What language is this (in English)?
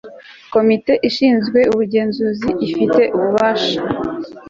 Kinyarwanda